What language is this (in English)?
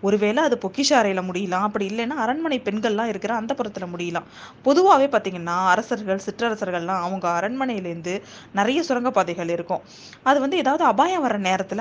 Tamil